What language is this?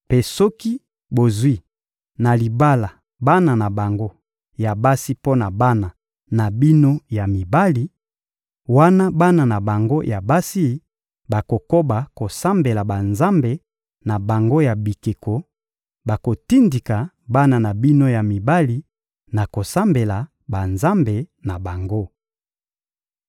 Lingala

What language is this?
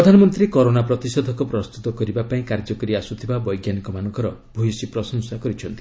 Odia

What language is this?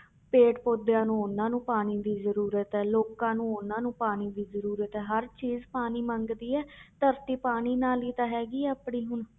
Punjabi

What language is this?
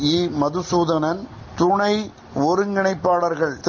Tamil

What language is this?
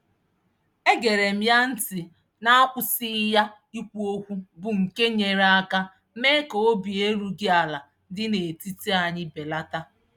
Igbo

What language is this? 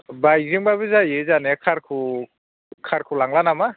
Bodo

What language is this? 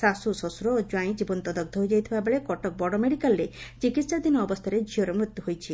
Odia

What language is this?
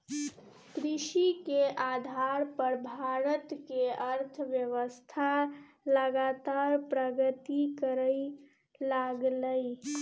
Maithili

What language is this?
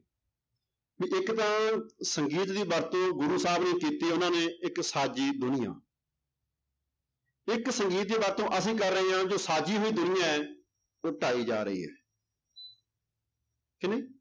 Punjabi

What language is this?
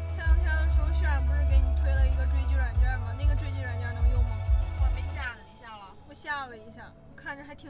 Chinese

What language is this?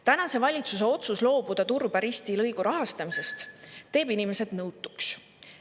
Estonian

